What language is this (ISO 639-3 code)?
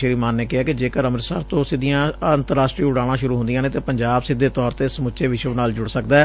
pan